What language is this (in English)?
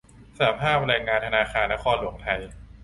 Thai